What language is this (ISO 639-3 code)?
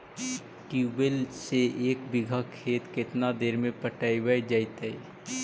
mag